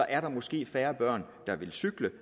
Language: Danish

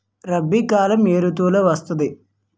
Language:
Telugu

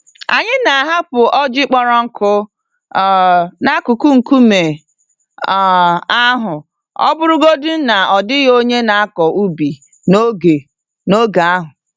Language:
Igbo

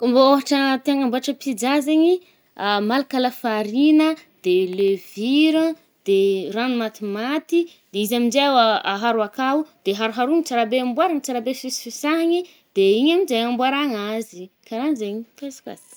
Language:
Northern Betsimisaraka Malagasy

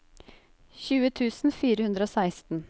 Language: Norwegian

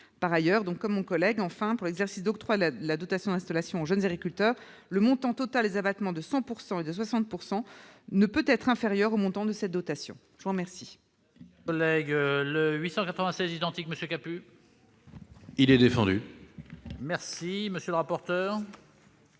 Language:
French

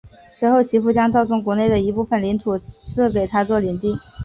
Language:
Chinese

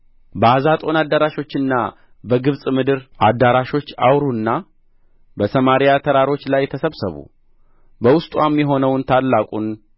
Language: Amharic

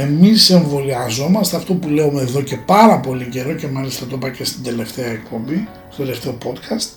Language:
Greek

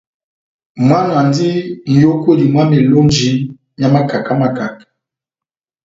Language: Batanga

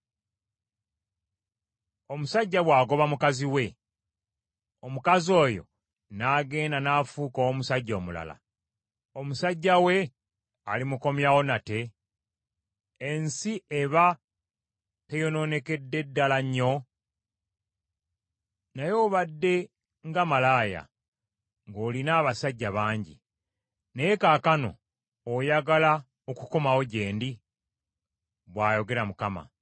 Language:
Ganda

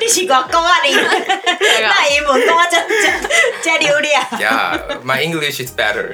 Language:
Chinese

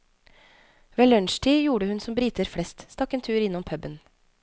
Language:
Norwegian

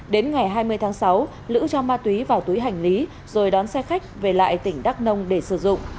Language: Vietnamese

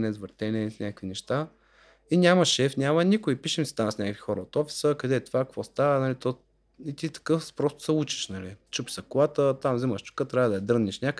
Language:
Bulgarian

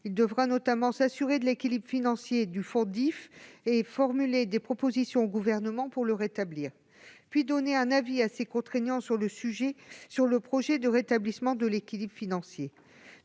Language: French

